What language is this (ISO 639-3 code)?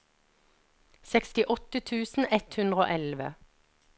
nor